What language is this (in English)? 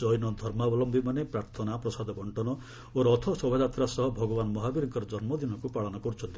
Odia